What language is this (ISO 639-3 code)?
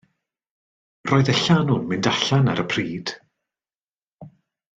cym